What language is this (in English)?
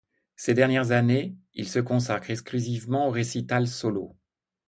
French